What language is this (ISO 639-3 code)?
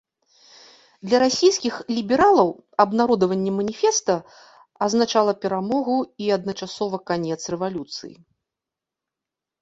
bel